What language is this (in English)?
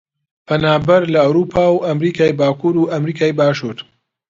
Central Kurdish